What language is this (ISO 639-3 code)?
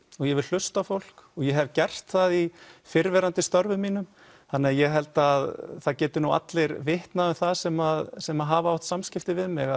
isl